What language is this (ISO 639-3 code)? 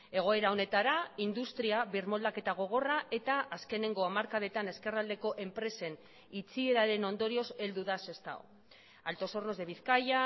eus